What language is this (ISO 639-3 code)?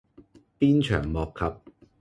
yue